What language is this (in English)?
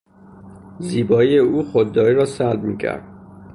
Persian